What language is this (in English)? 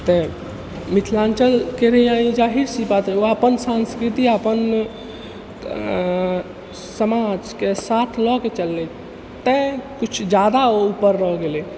Maithili